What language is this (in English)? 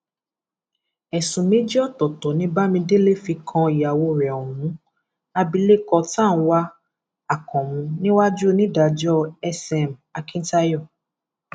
Yoruba